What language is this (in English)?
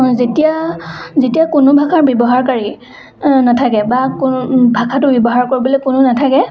Assamese